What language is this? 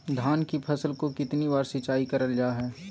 Magahi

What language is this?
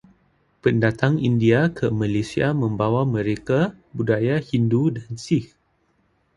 Malay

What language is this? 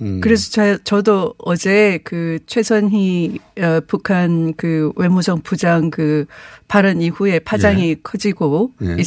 Korean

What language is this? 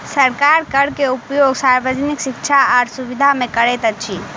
Maithili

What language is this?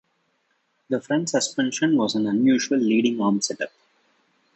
English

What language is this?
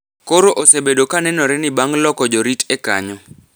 Luo (Kenya and Tanzania)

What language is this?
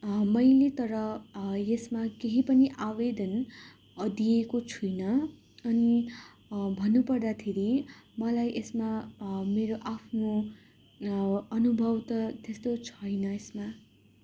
Nepali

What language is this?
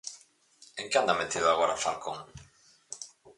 Galician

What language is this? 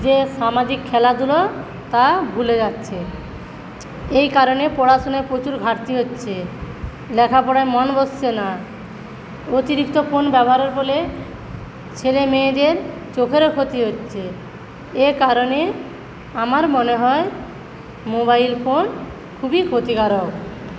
Bangla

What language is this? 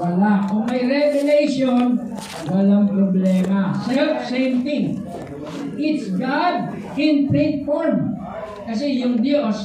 Filipino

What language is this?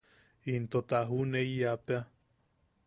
Yaqui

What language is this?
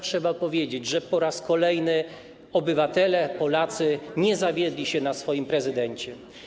Polish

